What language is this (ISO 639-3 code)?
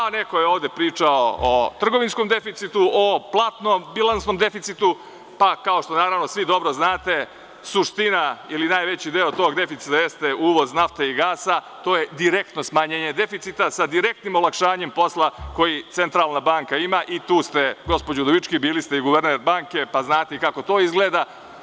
srp